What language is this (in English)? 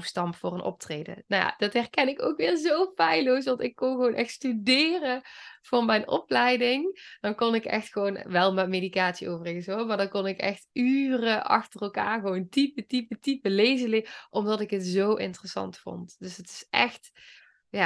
Dutch